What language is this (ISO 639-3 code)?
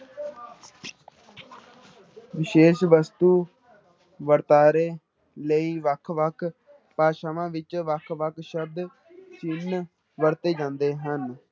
pan